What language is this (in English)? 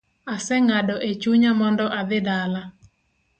Luo (Kenya and Tanzania)